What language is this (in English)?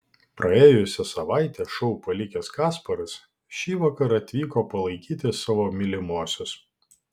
Lithuanian